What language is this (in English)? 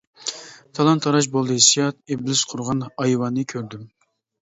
Uyghur